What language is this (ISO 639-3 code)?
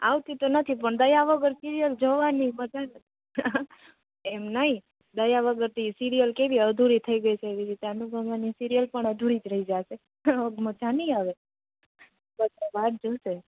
guj